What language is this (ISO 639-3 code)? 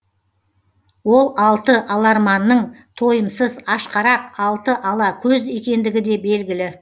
kaz